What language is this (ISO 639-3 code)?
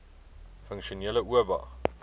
afr